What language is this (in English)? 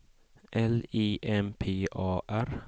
Swedish